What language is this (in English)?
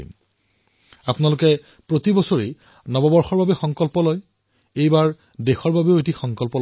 Assamese